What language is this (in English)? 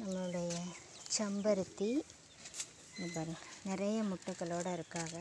Tamil